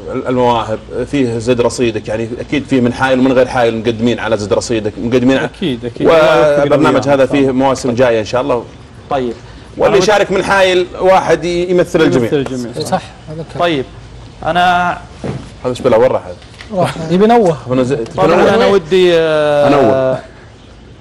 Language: Arabic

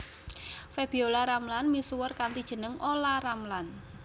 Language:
Javanese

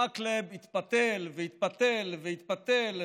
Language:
Hebrew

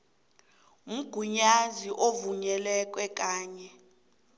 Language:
South Ndebele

